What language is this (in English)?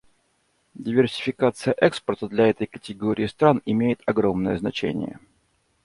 Russian